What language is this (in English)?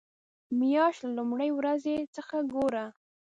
Pashto